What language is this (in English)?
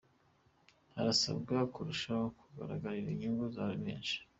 Kinyarwanda